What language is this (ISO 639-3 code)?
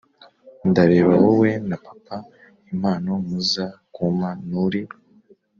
kin